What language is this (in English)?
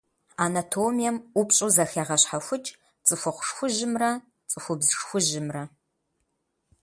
Kabardian